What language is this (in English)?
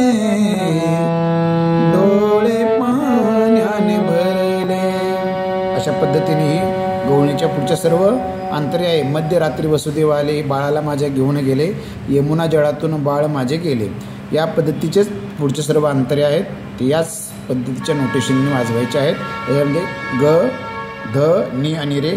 Marathi